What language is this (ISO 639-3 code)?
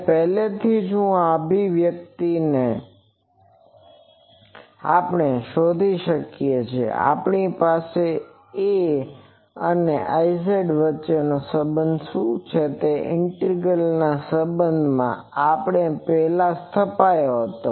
guj